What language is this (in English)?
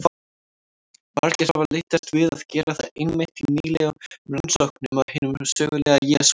Icelandic